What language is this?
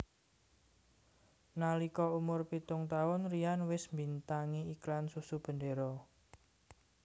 Javanese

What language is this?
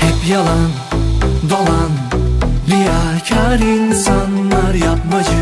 Turkish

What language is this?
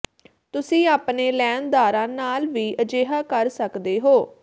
Punjabi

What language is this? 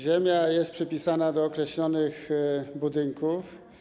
Polish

